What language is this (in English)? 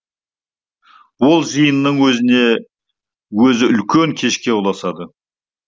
Kazakh